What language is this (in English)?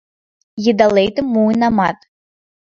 Mari